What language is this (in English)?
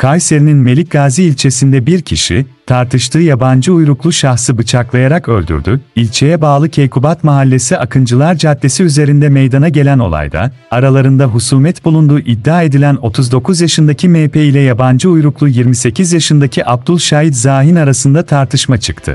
Turkish